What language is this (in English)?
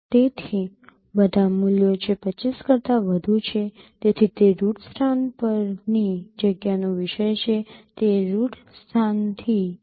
Gujarati